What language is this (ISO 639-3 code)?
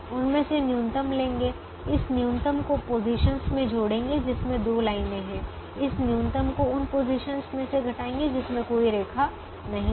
hin